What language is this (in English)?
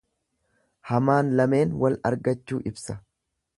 Oromo